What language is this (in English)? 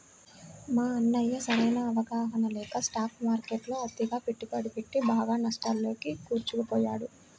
Telugu